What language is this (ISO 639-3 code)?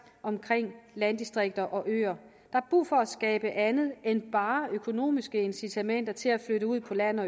dan